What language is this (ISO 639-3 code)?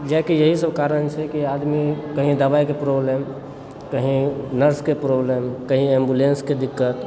mai